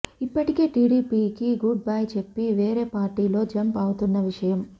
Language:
Telugu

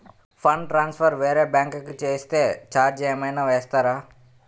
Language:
Telugu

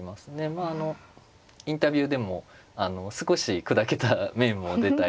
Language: Japanese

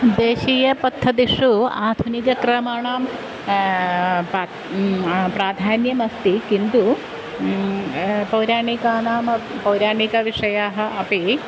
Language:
Sanskrit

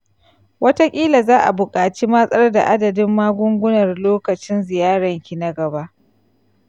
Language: Hausa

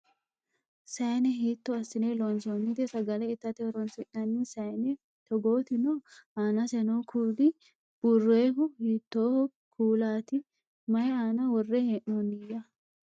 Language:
Sidamo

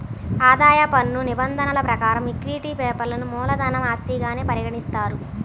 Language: Telugu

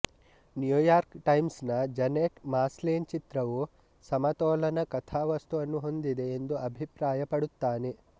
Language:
Kannada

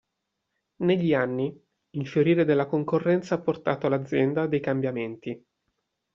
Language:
Italian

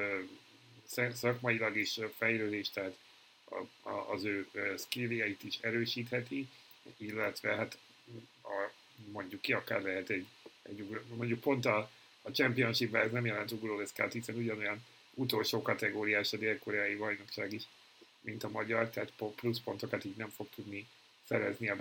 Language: Hungarian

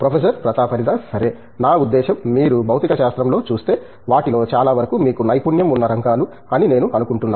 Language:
Telugu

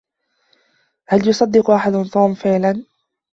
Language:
Arabic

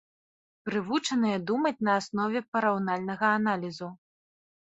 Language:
Belarusian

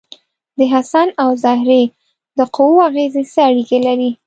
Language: Pashto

